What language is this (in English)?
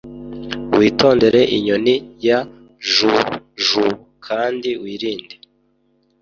Kinyarwanda